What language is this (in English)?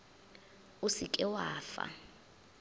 Northern Sotho